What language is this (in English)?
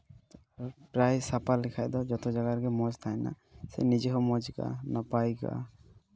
Santali